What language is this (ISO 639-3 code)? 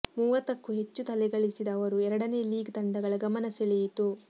kan